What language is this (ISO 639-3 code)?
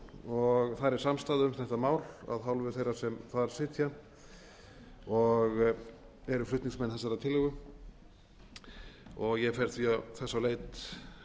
isl